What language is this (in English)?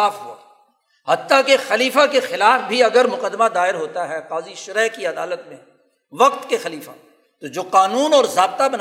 Urdu